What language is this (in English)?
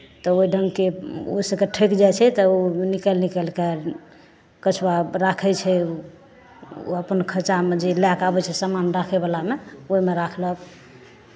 Maithili